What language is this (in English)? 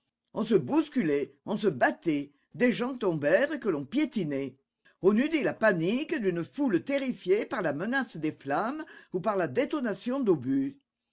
French